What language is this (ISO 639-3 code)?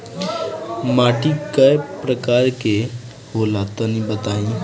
bho